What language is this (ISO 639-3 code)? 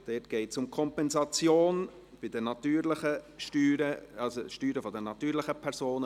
gsw